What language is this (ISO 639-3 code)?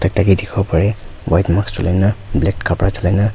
nag